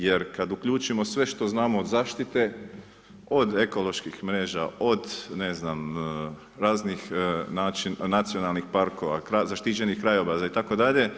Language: Croatian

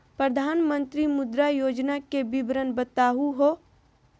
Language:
Magahi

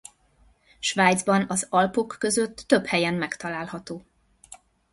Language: Hungarian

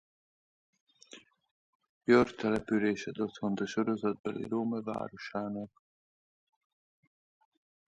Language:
Hungarian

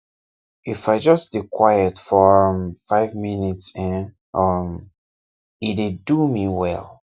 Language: Nigerian Pidgin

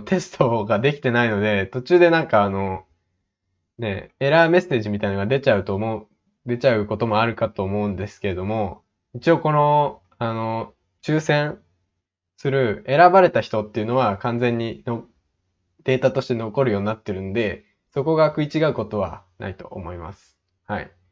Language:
Japanese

